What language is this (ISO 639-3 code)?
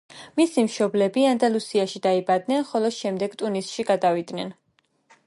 kat